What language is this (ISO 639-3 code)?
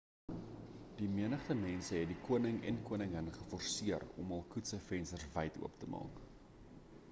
afr